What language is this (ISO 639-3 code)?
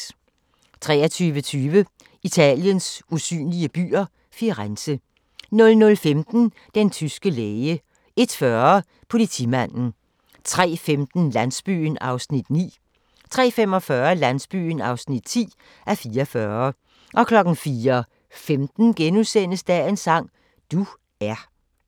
dan